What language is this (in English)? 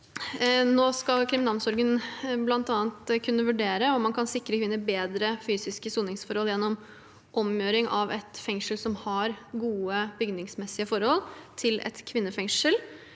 Norwegian